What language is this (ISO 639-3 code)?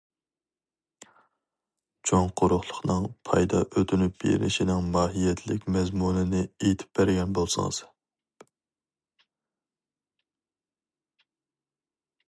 uig